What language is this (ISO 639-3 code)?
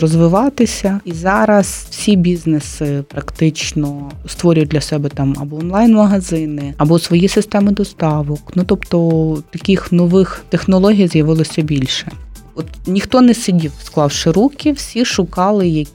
ukr